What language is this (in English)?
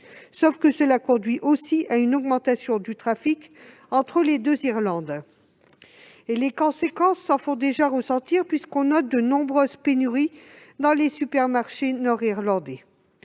French